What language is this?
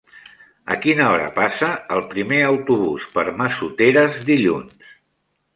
Catalan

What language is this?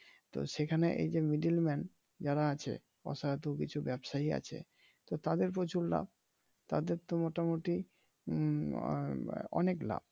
Bangla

